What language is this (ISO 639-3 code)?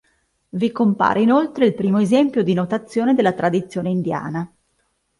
ita